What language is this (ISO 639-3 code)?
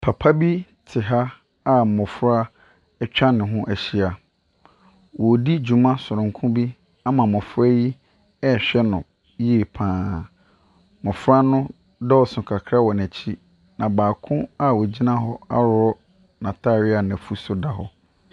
aka